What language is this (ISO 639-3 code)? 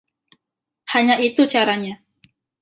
ind